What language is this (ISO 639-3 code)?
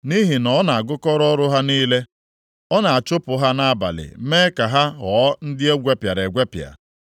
ibo